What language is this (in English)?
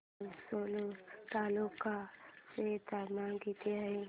Marathi